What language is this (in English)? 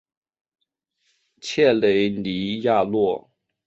Chinese